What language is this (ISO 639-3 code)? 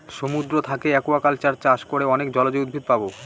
ben